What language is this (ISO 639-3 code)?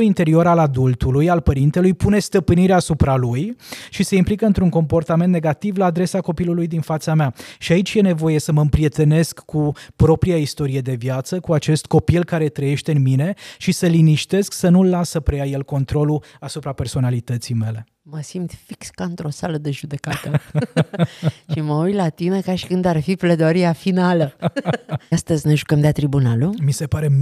ron